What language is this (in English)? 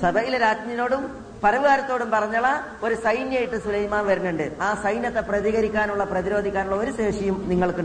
Malayalam